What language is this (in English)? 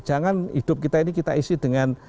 Indonesian